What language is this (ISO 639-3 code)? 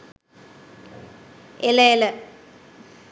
sin